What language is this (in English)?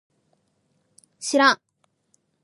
Japanese